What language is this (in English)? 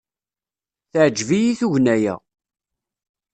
Kabyle